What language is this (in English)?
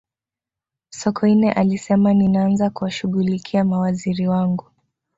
Swahili